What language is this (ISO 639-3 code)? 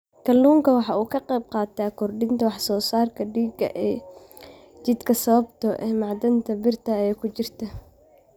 som